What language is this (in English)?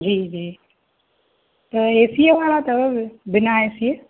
Sindhi